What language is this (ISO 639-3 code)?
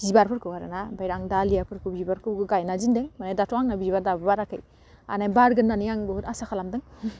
brx